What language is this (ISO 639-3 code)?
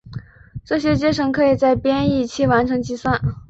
zho